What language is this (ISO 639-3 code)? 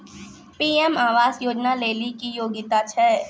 mai